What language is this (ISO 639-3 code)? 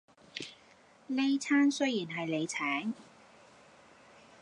yue